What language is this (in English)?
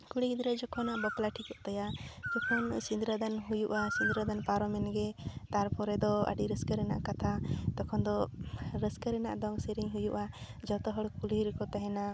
Santali